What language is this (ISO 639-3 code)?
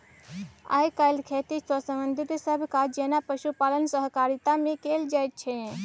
mai